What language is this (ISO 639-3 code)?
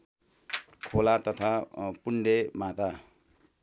nep